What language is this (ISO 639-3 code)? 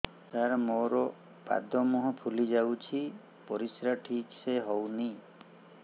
ori